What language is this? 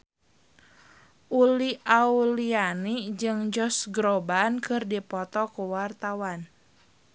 Sundanese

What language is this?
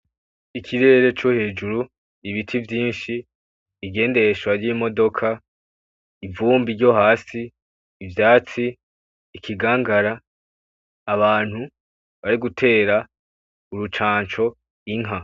Rundi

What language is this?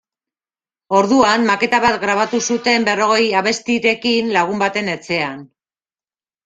Basque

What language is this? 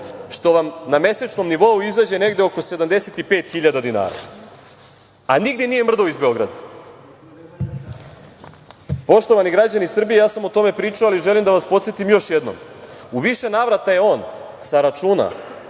Serbian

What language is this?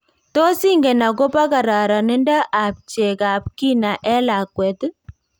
Kalenjin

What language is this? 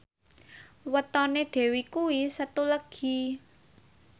Javanese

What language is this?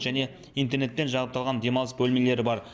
Kazakh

